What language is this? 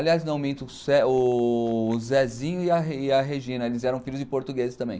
Portuguese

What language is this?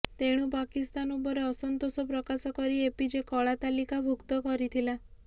Odia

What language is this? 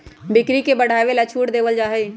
Magahi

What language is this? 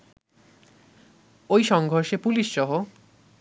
Bangla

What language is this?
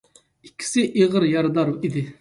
Uyghur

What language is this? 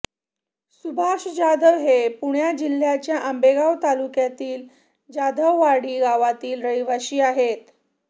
Marathi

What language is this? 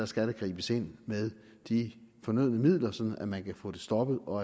Danish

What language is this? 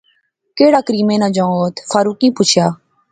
Pahari-Potwari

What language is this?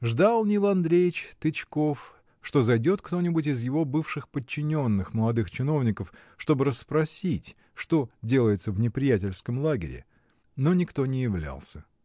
Russian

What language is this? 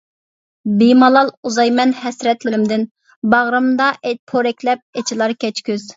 Uyghur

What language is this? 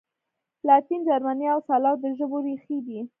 Pashto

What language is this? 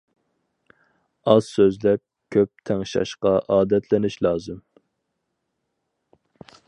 Uyghur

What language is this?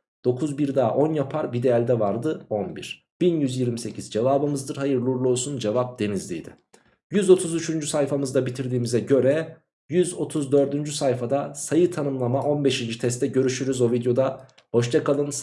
Turkish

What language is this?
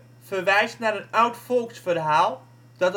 Dutch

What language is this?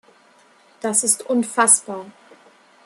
German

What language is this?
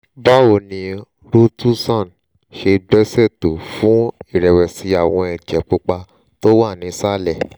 Yoruba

